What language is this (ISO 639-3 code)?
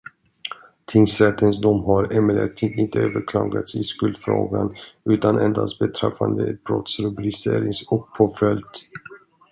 swe